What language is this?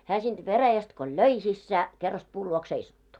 Finnish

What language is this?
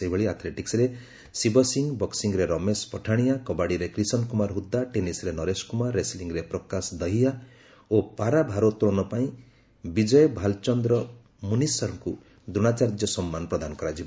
Odia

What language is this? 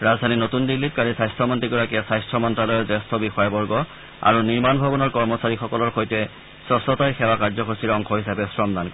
Assamese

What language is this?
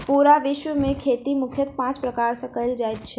Maithili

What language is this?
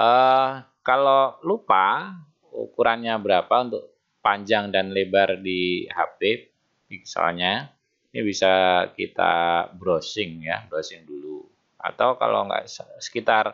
Indonesian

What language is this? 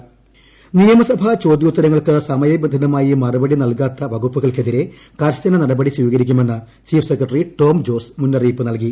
Malayalam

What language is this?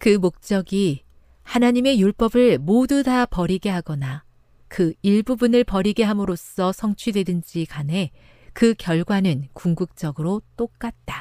Korean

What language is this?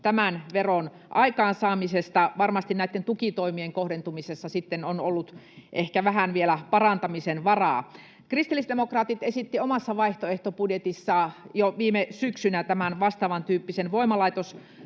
Finnish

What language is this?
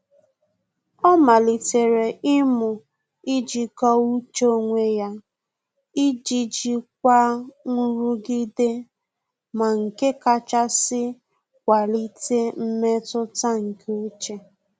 Igbo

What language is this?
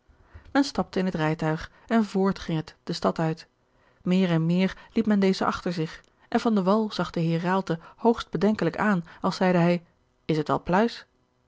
Dutch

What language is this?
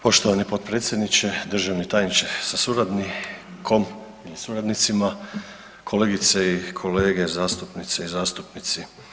Croatian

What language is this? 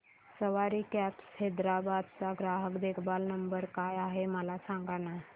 Marathi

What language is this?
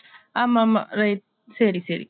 Tamil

